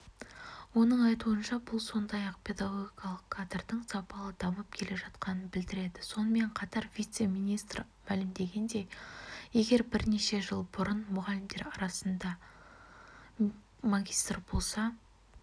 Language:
Kazakh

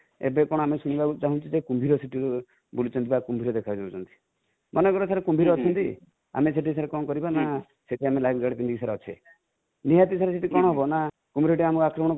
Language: Odia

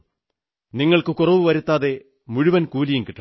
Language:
Malayalam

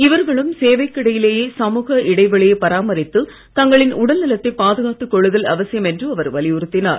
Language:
Tamil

